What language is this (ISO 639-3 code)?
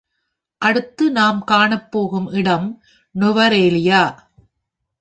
tam